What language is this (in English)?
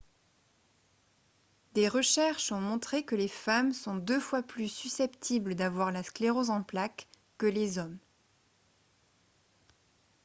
French